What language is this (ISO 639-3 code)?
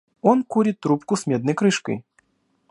rus